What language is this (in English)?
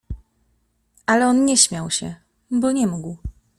Polish